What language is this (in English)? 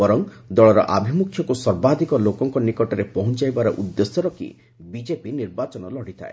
Odia